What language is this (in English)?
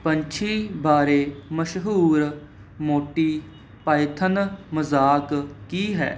Punjabi